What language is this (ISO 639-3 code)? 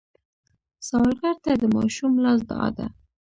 pus